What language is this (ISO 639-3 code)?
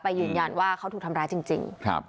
tha